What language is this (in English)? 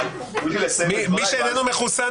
Hebrew